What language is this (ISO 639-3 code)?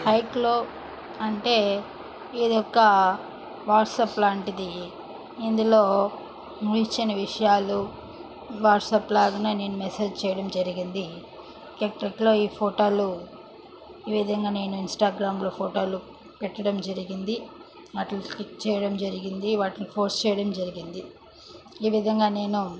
tel